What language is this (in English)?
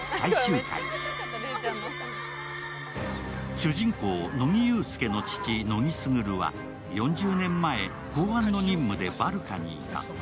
Japanese